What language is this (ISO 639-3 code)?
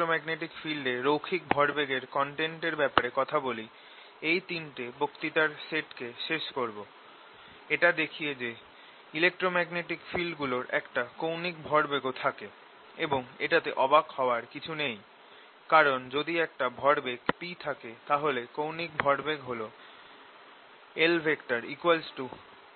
ben